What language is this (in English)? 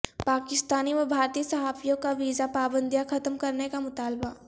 Urdu